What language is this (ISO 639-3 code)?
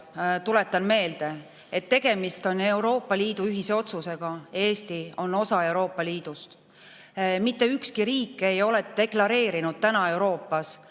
est